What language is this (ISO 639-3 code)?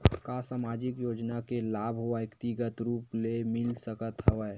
hne